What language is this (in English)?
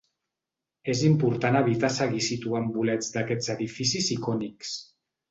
Catalan